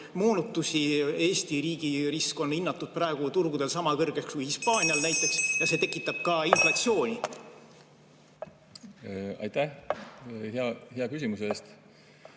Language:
Estonian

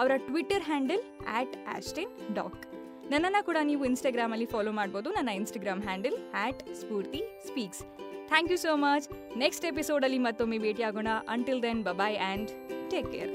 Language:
Kannada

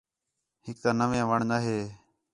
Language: Khetrani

